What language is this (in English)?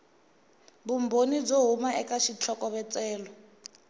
Tsonga